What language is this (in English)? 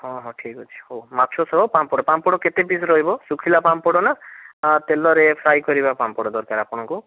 Odia